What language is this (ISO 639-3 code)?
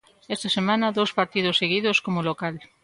glg